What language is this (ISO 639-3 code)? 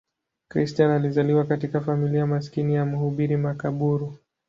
swa